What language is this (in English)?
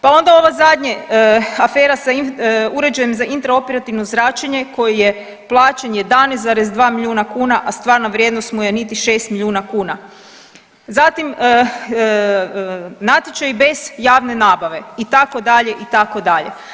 Croatian